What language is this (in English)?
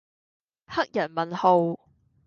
Cantonese